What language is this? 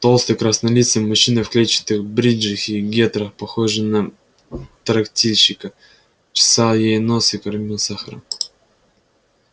Russian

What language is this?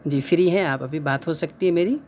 Urdu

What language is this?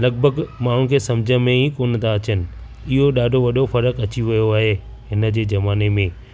Sindhi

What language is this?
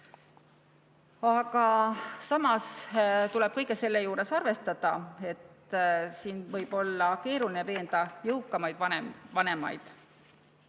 Estonian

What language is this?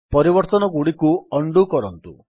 Odia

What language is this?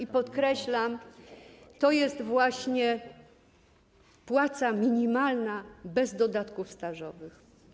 Polish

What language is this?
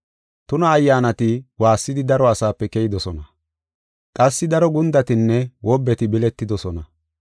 Gofa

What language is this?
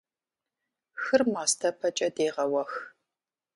Kabardian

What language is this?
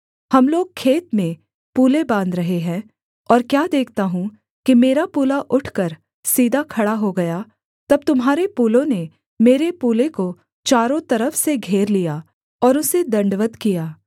Hindi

